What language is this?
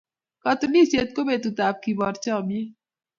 Kalenjin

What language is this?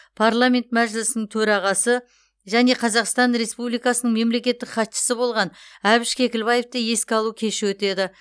Kazakh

